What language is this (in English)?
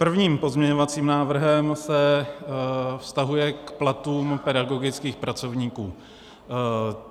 Czech